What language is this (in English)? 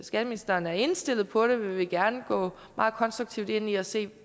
Danish